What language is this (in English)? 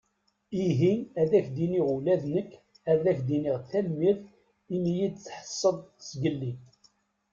Kabyle